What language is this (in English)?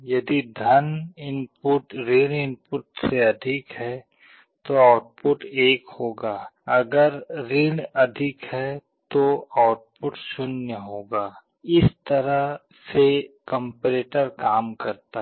Hindi